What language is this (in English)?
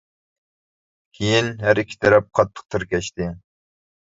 Uyghur